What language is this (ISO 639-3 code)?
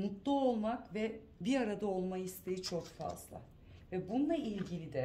tur